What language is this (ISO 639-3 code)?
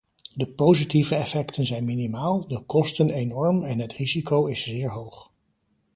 nld